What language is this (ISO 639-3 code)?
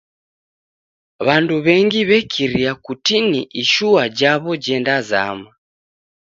dav